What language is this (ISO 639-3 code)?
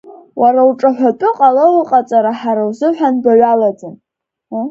abk